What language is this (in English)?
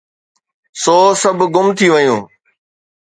Sindhi